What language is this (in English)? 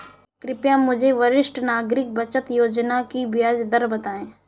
Hindi